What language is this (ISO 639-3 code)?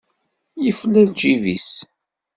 kab